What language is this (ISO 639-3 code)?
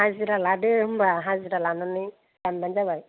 brx